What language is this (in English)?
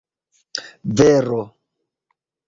Esperanto